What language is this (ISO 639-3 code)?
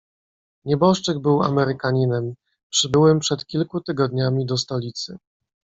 pol